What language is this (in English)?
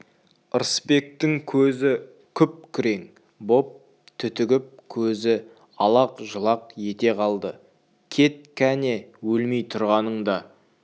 Kazakh